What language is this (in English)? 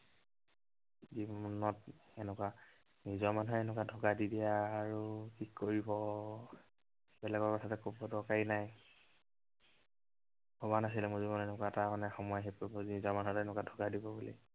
Assamese